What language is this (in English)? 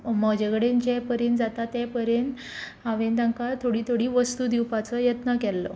Konkani